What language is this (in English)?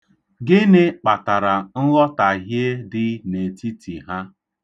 Igbo